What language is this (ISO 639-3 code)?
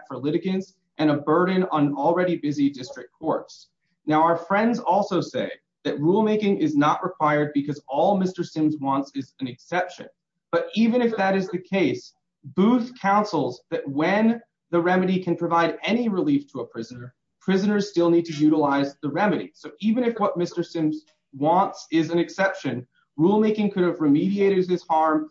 eng